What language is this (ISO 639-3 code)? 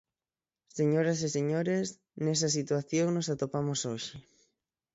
glg